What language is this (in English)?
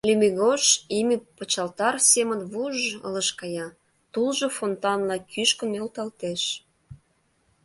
Mari